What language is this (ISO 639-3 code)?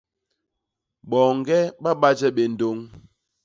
bas